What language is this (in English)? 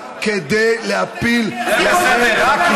Hebrew